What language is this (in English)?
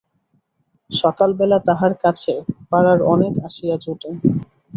Bangla